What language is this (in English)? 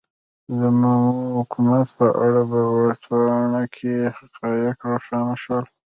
Pashto